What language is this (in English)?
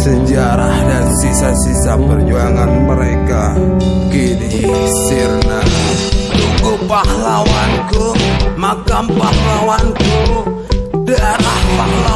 Indonesian